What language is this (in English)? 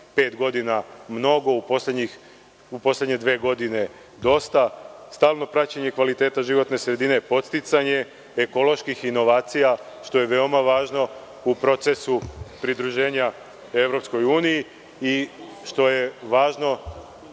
Serbian